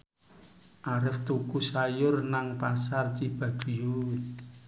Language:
Javanese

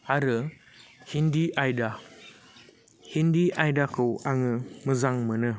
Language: Bodo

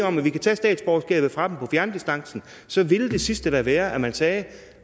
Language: Danish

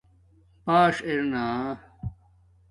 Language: Domaaki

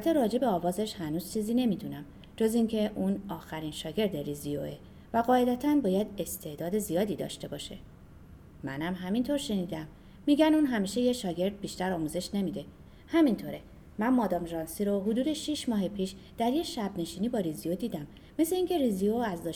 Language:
Persian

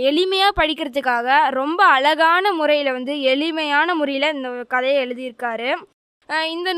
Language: Tamil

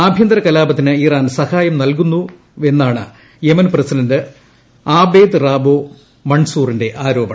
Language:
Malayalam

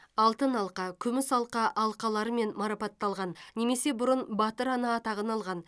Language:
Kazakh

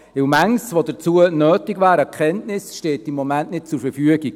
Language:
Swiss German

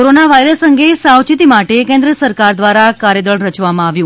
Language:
Gujarati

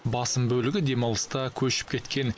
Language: Kazakh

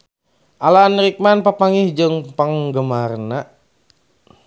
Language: Sundanese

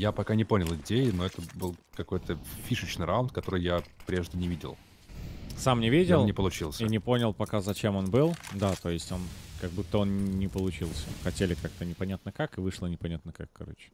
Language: Russian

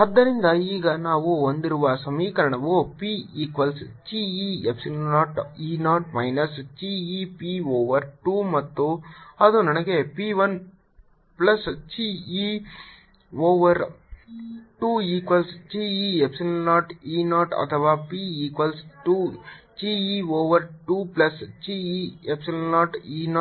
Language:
Kannada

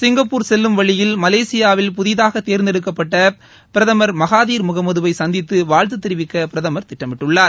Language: Tamil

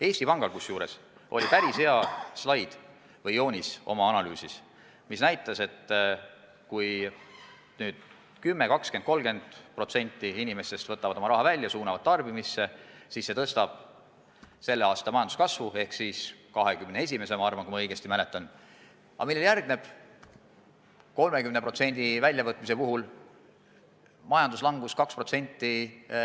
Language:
Estonian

